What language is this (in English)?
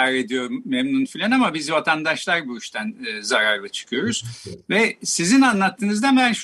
Turkish